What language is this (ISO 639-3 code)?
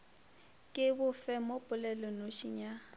nso